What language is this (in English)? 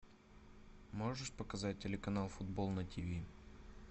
Russian